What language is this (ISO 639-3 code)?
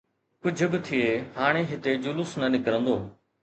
snd